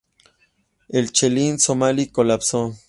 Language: Spanish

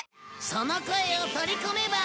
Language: Japanese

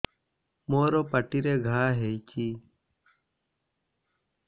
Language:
Odia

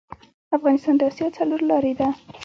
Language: Pashto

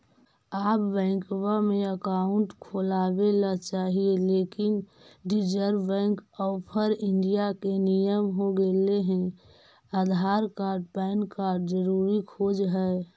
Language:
Magahi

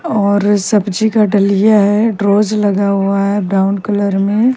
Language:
Hindi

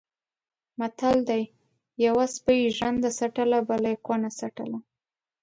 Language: Pashto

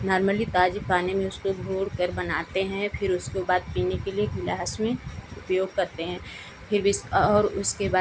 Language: Hindi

